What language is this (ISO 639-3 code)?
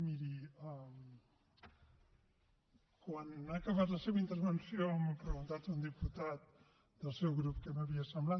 cat